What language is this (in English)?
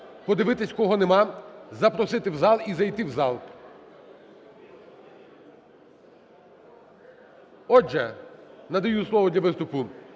Ukrainian